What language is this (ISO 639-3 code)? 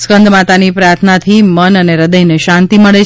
guj